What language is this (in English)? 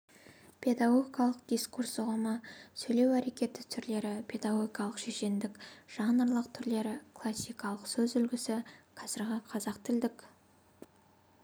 Kazakh